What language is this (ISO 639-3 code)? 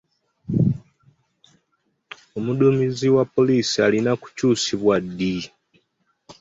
lug